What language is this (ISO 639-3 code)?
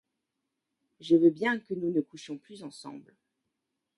fra